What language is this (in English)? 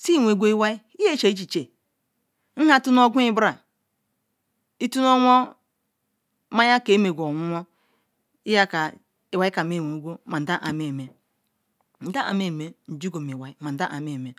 Ikwere